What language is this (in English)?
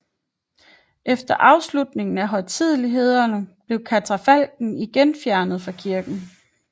Danish